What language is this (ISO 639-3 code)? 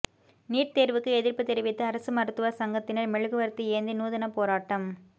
tam